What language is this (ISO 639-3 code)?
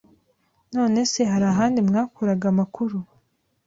kin